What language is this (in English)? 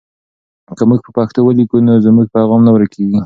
Pashto